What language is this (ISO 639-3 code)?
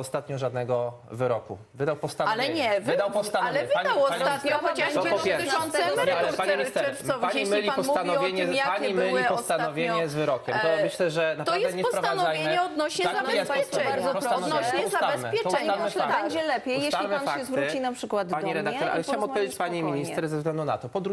pol